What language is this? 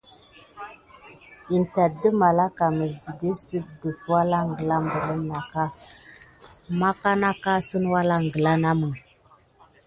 Gidar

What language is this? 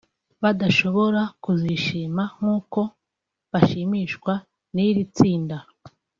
Kinyarwanda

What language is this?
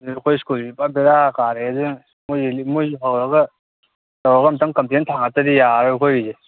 Manipuri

